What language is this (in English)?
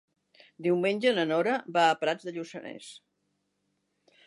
Catalan